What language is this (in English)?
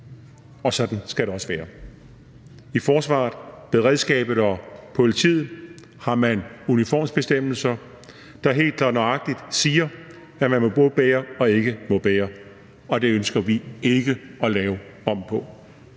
Danish